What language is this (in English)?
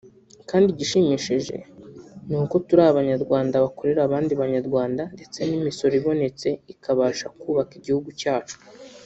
Kinyarwanda